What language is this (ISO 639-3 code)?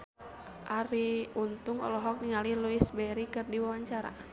sun